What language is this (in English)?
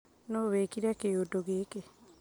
Kikuyu